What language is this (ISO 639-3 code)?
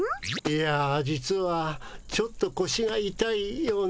jpn